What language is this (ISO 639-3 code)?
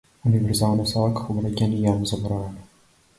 mkd